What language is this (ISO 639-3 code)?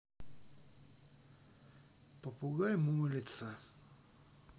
rus